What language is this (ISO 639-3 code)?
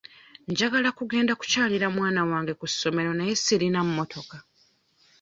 lug